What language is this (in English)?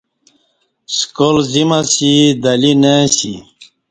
Kati